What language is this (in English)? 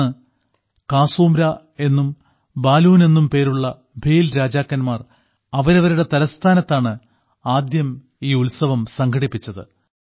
Malayalam